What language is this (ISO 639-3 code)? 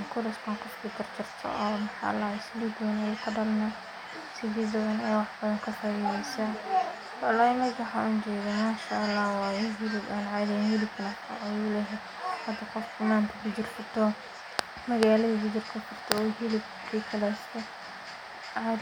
som